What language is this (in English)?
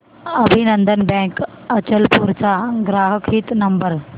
Marathi